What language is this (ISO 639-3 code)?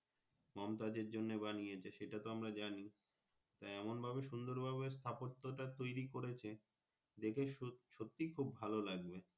ben